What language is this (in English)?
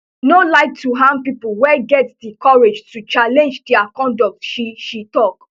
Nigerian Pidgin